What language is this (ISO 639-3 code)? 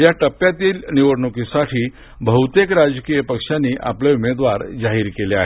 mar